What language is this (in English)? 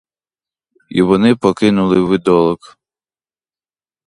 Ukrainian